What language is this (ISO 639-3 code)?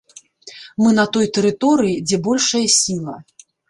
bel